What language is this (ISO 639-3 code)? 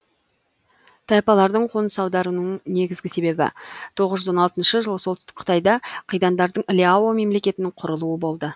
kaz